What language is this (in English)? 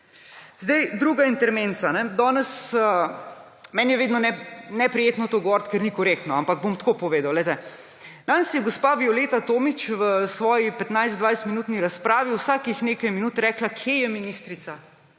Slovenian